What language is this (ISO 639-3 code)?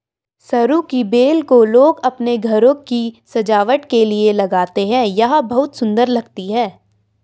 hin